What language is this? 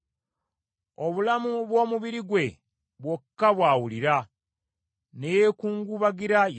Ganda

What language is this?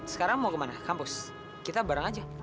Indonesian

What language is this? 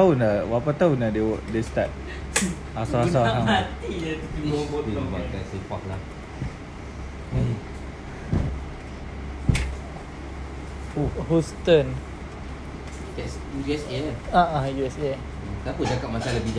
Malay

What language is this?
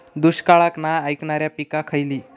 Marathi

